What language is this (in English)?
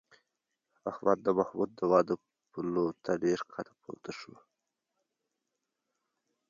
Pashto